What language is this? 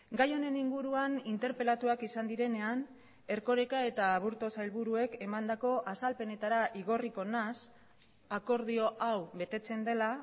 Basque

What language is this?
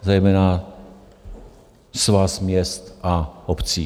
Czech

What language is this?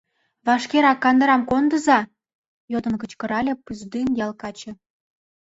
Mari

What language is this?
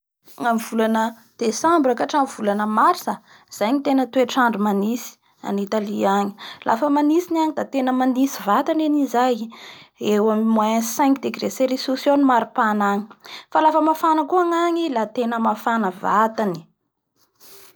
Bara Malagasy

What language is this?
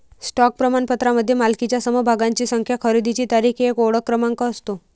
Marathi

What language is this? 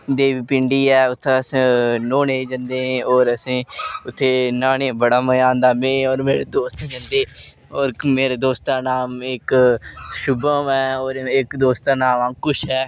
Dogri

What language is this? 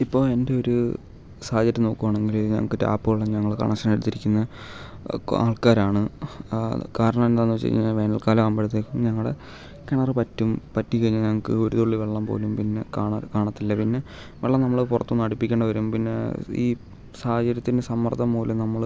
Malayalam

